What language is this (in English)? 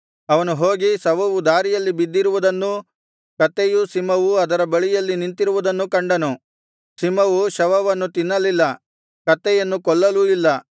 Kannada